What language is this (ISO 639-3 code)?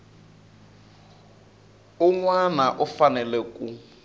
tso